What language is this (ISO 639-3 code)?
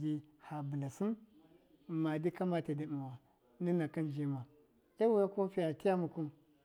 mkf